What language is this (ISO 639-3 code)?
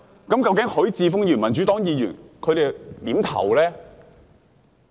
yue